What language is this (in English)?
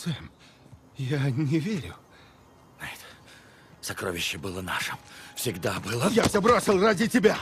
Russian